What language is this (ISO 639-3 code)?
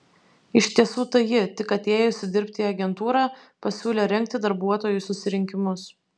lit